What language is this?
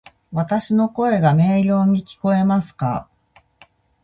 Japanese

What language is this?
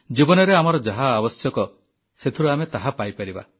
Odia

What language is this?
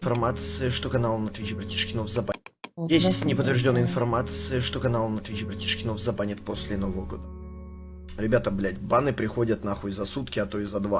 Russian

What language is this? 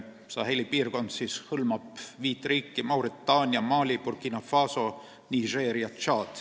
Estonian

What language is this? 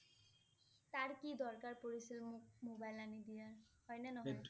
Assamese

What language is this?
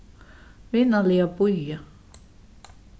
Faroese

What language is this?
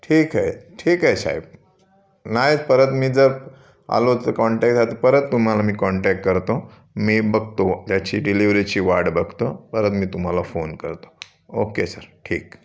Marathi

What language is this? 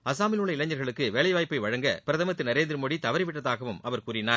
Tamil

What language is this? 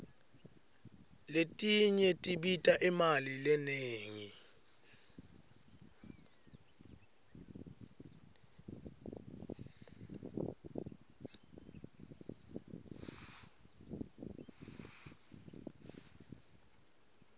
Swati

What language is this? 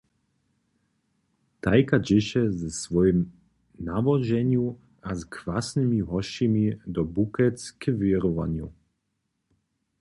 Upper Sorbian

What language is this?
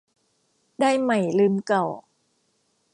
Thai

